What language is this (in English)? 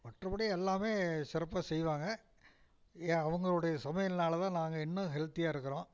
Tamil